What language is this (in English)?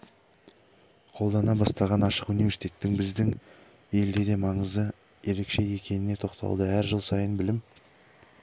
Kazakh